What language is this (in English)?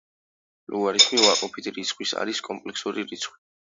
Georgian